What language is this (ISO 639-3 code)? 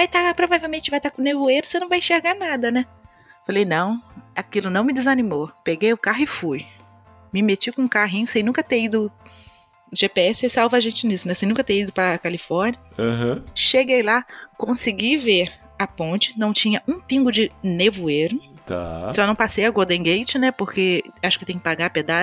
por